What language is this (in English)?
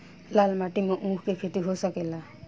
Bhojpuri